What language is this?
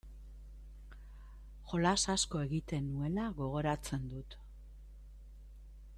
Basque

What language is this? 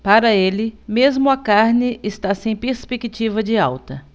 Portuguese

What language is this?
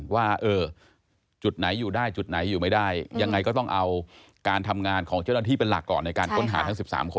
Thai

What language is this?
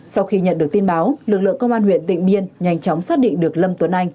Vietnamese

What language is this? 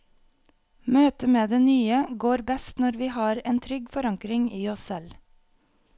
Norwegian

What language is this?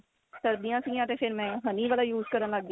Punjabi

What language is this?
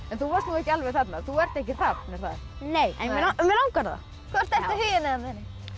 Icelandic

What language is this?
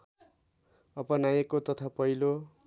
Nepali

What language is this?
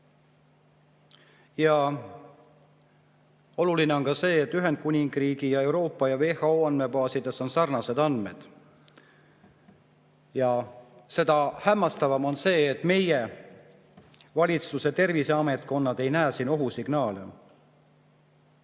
Estonian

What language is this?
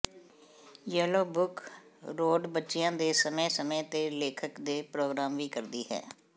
Punjabi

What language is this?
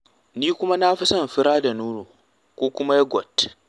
Hausa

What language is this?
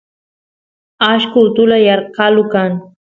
Santiago del Estero Quichua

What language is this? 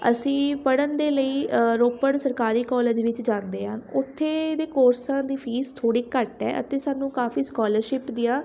Punjabi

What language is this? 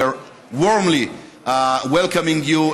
Hebrew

